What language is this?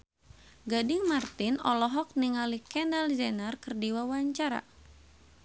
Sundanese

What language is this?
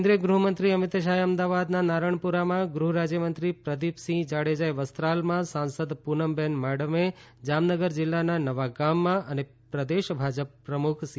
Gujarati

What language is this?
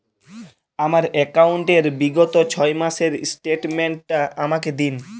Bangla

